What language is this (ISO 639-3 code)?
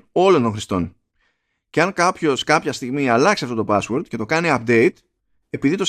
ell